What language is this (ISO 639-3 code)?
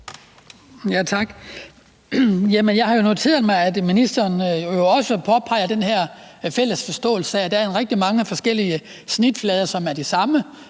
dan